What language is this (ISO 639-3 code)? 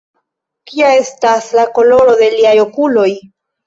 epo